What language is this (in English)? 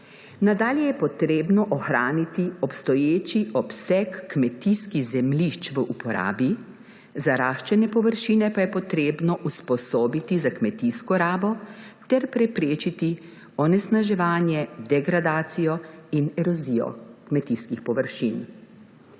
Slovenian